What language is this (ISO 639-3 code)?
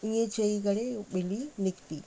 snd